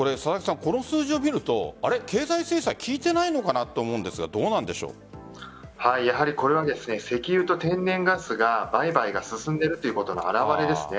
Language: Japanese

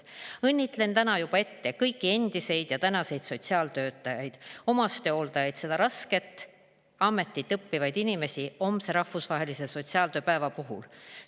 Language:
Estonian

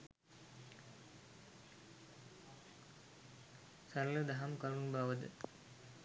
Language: Sinhala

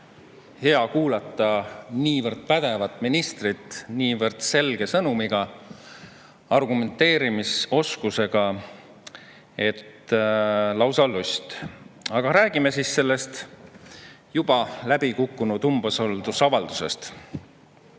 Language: Estonian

